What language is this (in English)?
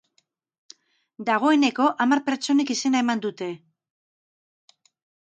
Basque